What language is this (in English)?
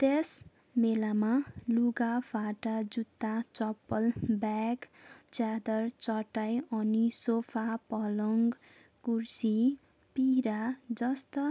Nepali